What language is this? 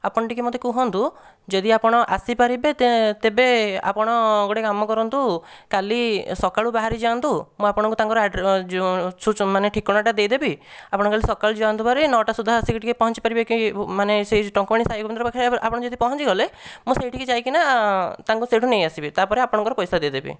Odia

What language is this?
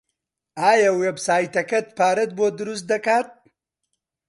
Central Kurdish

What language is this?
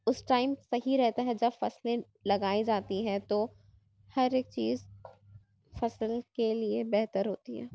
Urdu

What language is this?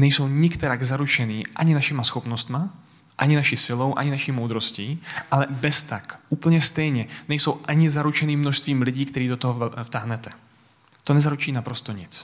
Czech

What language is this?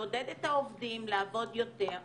Hebrew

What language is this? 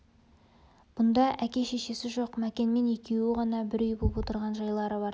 Kazakh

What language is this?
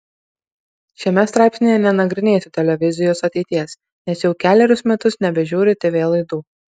Lithuanian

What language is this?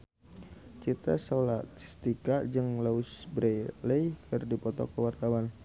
Sundanese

